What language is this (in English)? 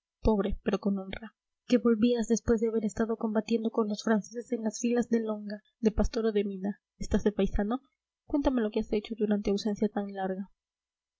Spanish